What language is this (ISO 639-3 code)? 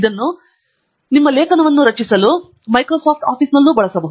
kan